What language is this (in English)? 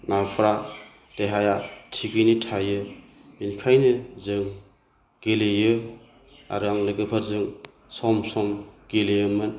Bodo